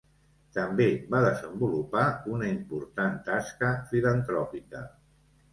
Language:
Catalan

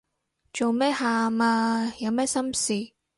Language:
Cantonese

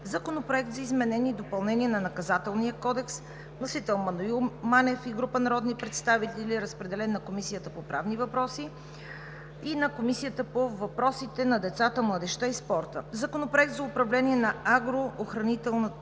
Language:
Bulgarian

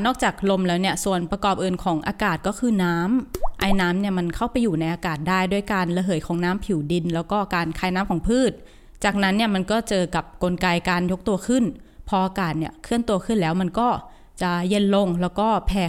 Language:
Thai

